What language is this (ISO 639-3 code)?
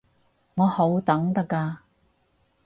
yue